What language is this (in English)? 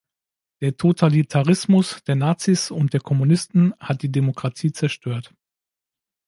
German